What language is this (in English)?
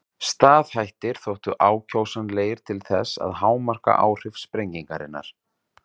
Icelandic